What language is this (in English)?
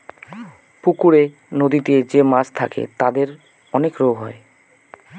Bangla